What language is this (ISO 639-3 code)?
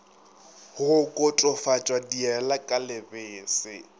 nso